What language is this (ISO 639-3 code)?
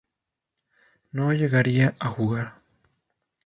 spa